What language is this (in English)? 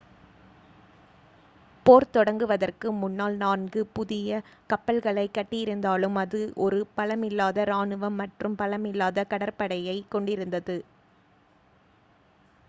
Tamil